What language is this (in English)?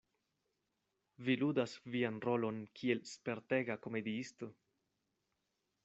Esperanto